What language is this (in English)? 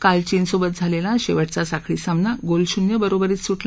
Marathi